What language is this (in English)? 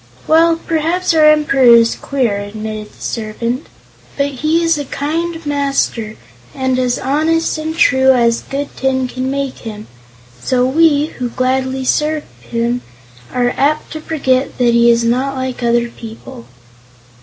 English